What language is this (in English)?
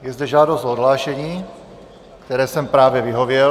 Czech